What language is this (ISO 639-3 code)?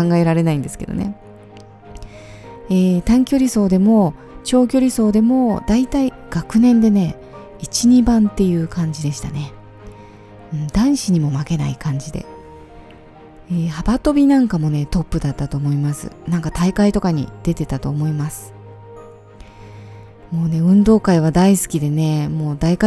jpn